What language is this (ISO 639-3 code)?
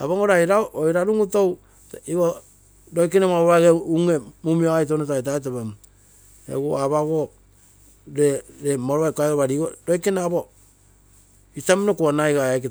buo